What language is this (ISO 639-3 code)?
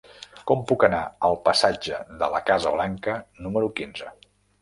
cat